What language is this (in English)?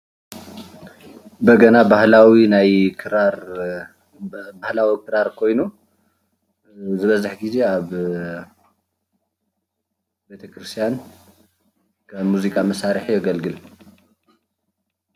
Tigrinya